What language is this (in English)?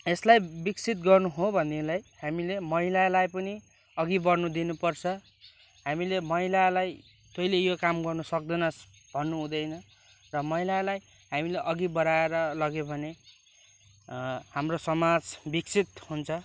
Nepali